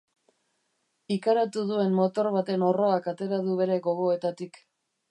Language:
Basque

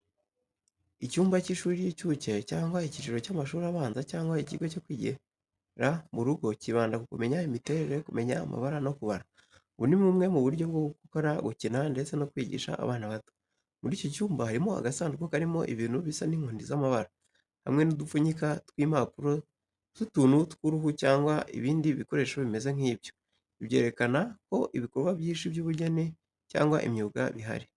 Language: Kinyarwanda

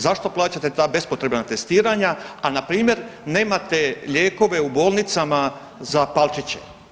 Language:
Croatian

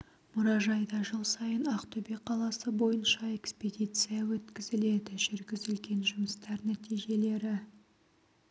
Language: Kazakh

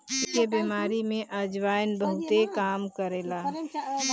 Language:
Bhojpuri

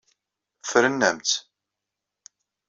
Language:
Kabyle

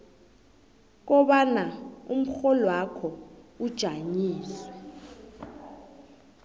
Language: South Ndebele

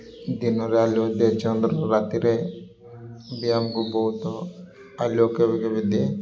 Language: Odia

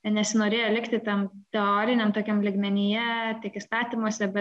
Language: Lithuanian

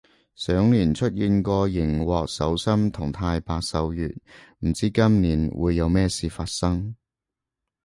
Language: Cantonese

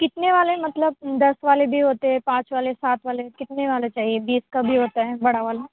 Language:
Urdu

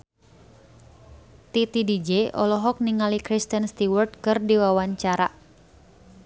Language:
Sundanese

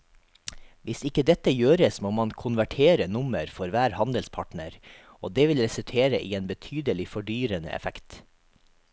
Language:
Norwegian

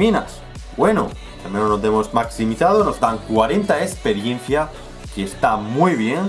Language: Spanish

